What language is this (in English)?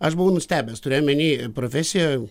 Lithuanian